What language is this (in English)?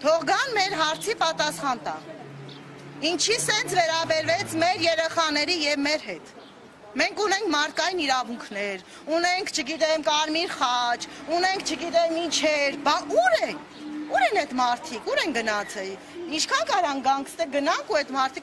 Romanian